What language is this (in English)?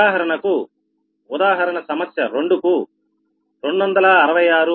Telugu